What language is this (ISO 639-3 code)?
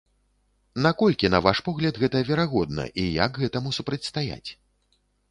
bel